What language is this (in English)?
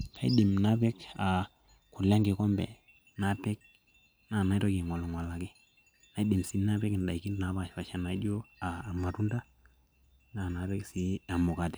Masai